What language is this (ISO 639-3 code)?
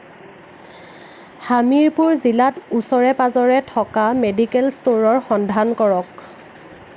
asm